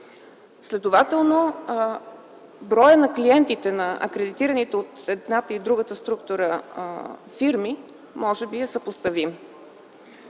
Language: Bulgarian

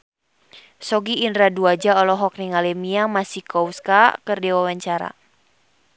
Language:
Sundanese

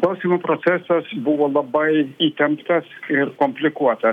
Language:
Lithuanian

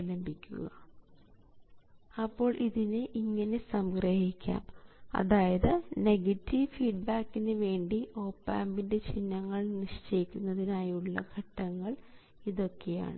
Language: Malayalam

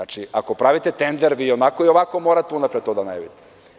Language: Serbian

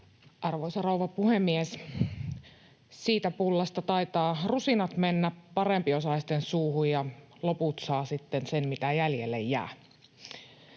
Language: Finnish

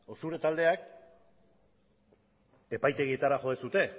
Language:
Basque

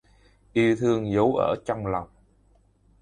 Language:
Vietnamese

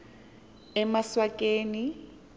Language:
Xhosa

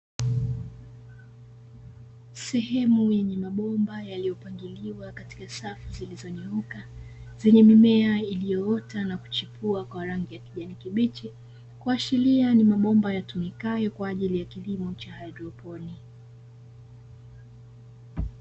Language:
Swahili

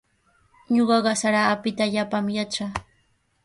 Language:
Sihuas Ancash Quechua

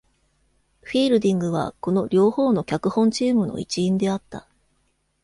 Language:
Japanese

